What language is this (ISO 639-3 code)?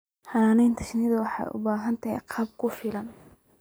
som